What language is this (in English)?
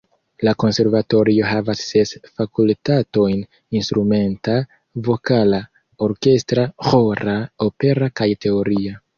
Esperanto